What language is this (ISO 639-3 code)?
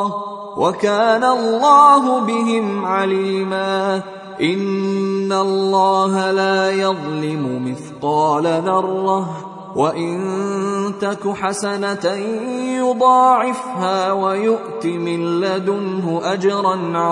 ara